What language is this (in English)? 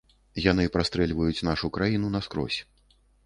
Belarusian